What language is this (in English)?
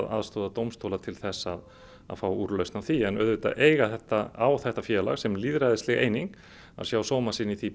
Icelandic